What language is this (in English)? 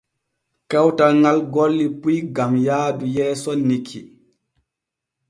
Borgu Fulfulde